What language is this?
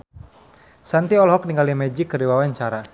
Sundanese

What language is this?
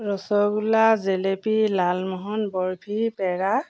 Assamese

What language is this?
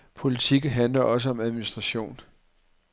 Danish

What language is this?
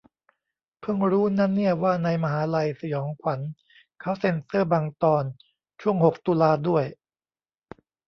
Thai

